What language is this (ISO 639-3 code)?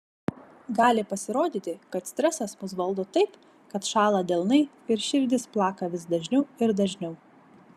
lit